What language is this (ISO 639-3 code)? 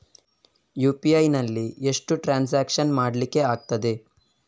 kan